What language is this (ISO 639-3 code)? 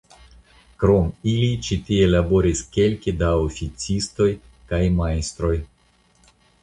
epo